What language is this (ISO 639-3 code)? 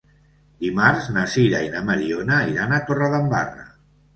cat